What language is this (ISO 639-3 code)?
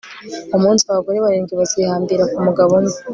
kin